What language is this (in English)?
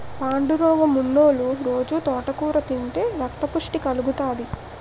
Telugu